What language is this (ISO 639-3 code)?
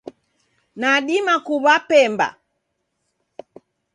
dav